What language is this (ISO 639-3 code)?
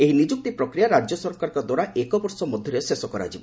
ori